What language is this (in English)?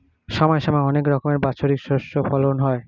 Bangla